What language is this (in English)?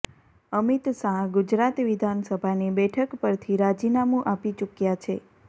Gujarati